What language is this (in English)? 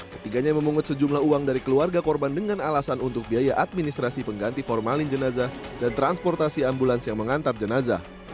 Indonesian